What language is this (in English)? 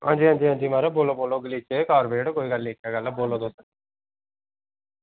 Dogri